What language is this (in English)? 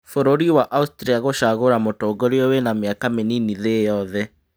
Kikuyu